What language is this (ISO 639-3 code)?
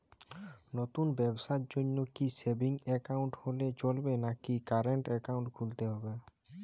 ben